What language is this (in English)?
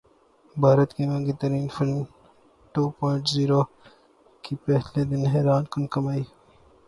Urdu